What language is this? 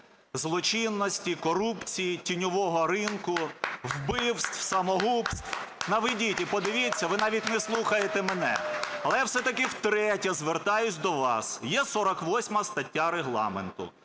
Ukrainian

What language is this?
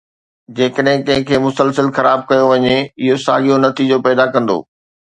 Sindhi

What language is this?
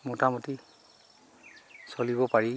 Assamese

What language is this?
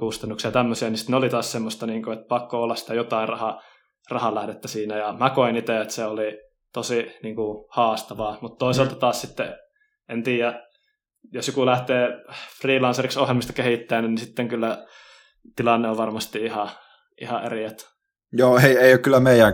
Finnish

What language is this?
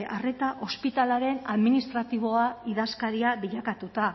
Basque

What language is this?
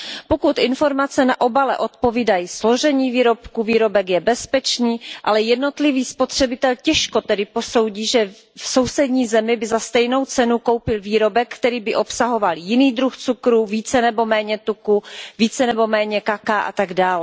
Czech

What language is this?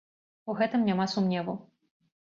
Belarusian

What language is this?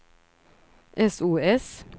Swedish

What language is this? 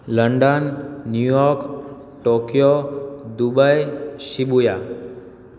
Gujarati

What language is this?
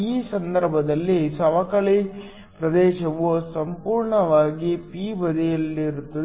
Kannada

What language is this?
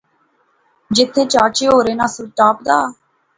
Pahari-Potwari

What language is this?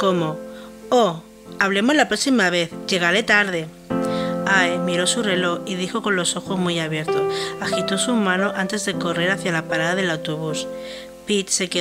Spanish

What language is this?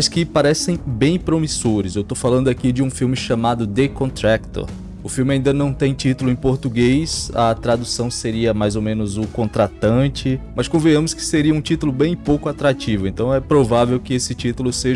Portuguese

